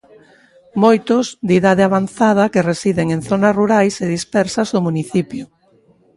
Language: Galician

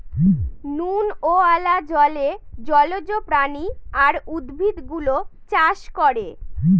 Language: Bangla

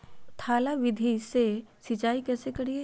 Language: Magahi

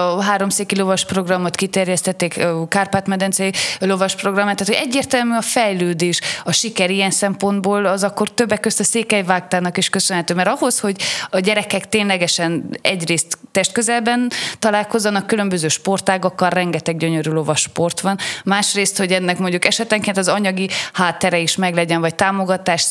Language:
Hungarian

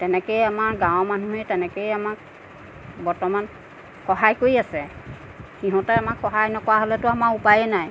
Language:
Assamese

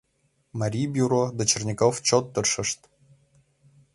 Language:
Mari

